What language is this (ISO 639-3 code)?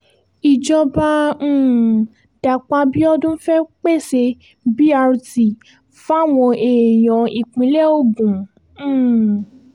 yor